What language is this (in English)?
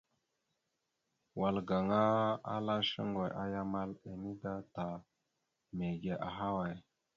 Mada (Cameroon)